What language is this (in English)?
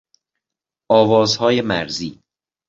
Persian